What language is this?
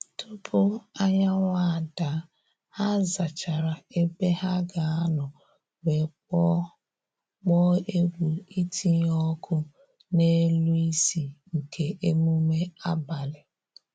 Igbo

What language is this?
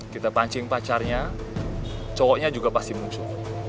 Indonesian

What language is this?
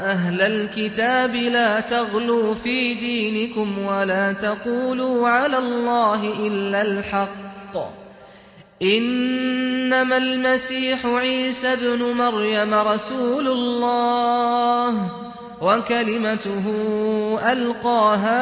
Arabic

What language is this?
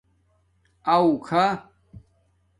Domaaki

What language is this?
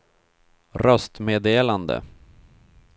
Swedish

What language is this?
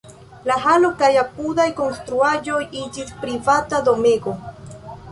Esperanto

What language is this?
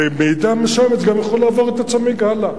Hebrew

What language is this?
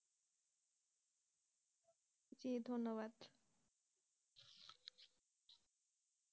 Bangla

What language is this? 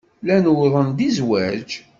Kabyle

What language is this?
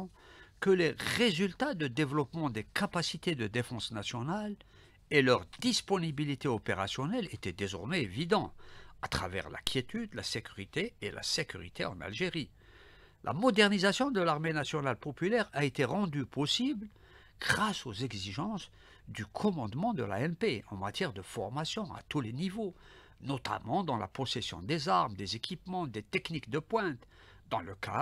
French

